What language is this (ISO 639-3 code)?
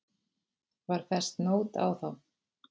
isl